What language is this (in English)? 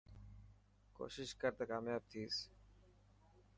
Dhatki